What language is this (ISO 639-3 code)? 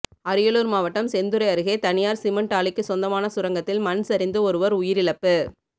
tam